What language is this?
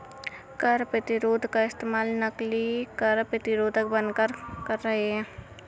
Hindi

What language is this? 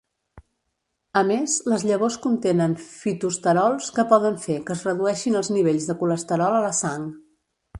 Catalan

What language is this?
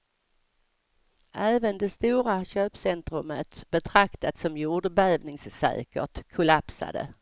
Swedish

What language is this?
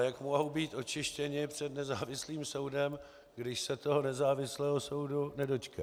Czech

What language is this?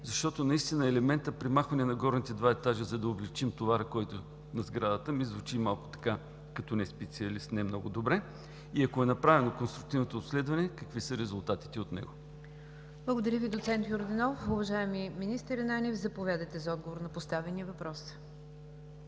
Bulgarian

